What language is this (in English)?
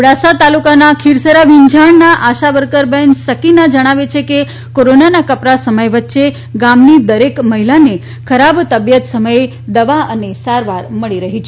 Gujarati